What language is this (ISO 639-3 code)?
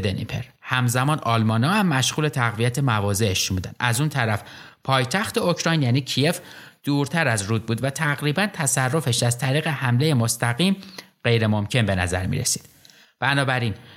fas